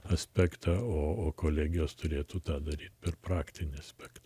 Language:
Lithuanian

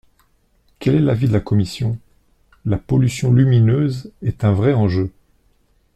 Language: French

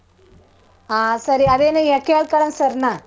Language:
Kannada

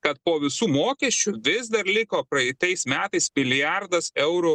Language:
Lithuanian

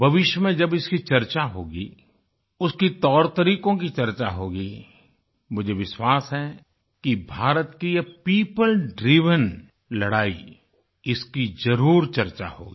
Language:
Hindi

